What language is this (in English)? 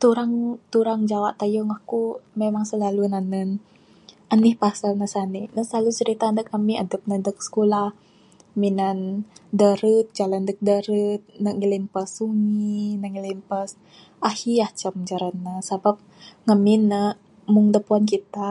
Bukar-Sadung Bidayuh